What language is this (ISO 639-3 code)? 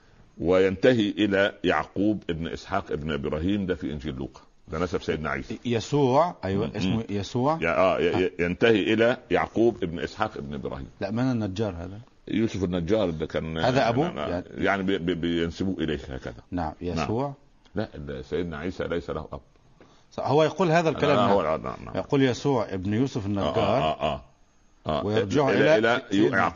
ara